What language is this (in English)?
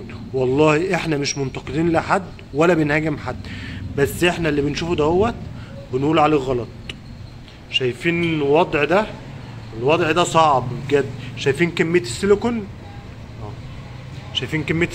Arabic